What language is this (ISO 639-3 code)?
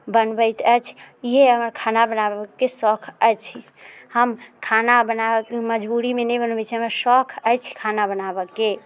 mai